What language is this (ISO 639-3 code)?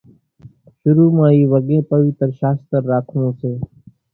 gjk